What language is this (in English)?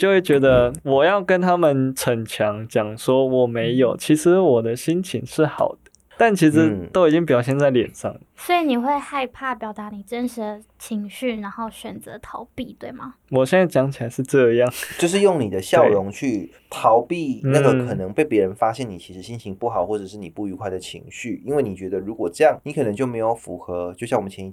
Chinese